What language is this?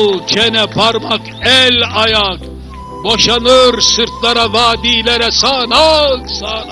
Turkish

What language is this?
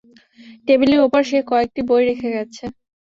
Bangla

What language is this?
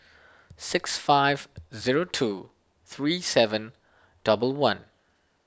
English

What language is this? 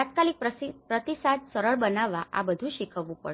Gujarati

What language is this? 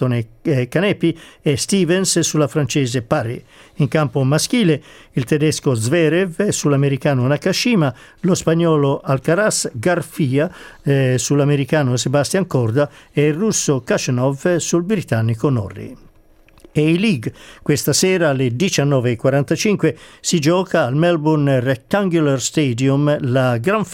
Italian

